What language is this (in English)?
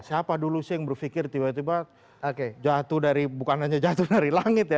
Indonesian